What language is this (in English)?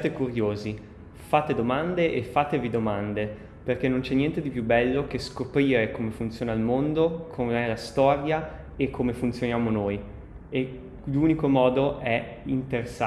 Italian